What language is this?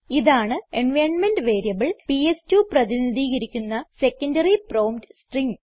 Malayalam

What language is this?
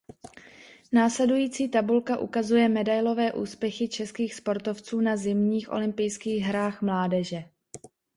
Czech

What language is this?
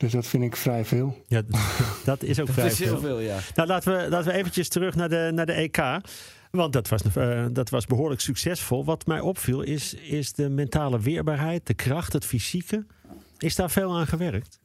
Dutch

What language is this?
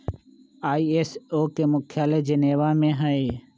Magahi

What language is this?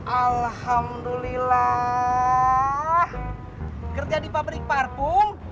Indonesian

